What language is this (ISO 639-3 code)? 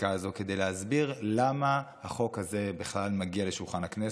heb